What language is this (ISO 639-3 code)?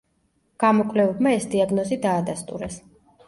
kat